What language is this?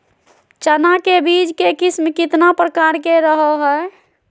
Magahi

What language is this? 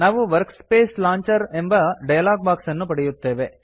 Kannada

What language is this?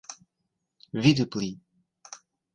Esperanto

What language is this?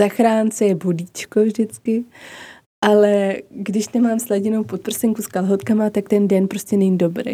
Czech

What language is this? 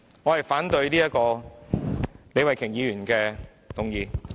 Cantonese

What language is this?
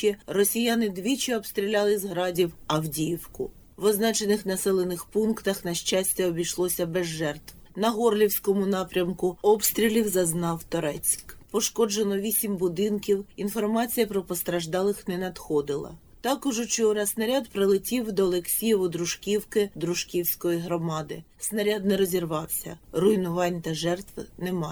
Ukrainian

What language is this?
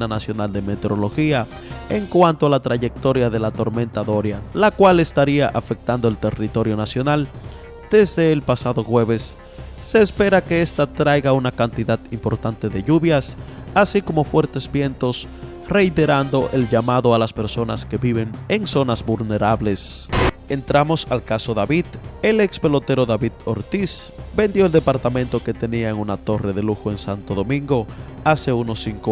Spanish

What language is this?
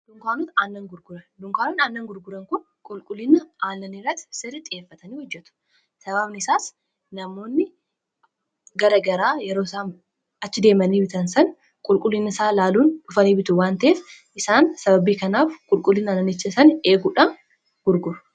Oromo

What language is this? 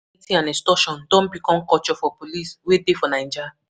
Nigerian Pidgin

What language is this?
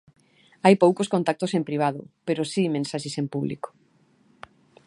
Galician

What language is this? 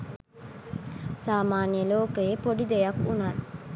Sinhala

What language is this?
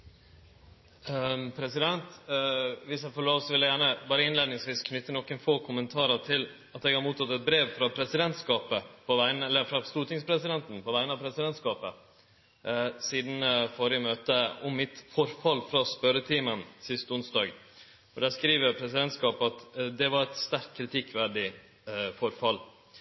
Norwegian Nynorsk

